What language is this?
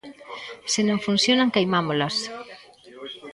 Galician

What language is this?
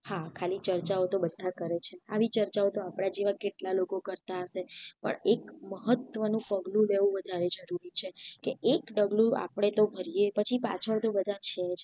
Gujarati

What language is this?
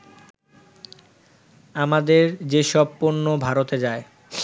Bangla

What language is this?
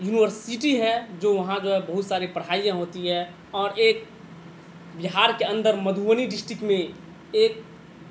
Urdu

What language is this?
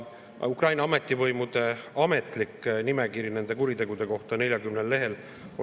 Estonian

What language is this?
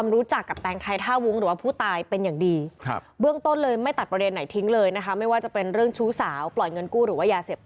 Thai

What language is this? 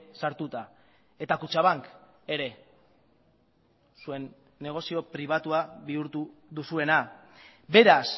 Basque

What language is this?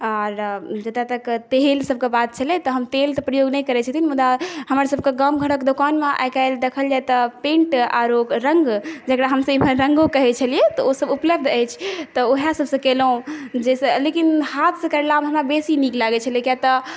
Maithili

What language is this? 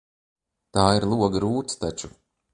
Latvian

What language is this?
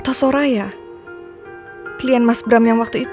Indonesian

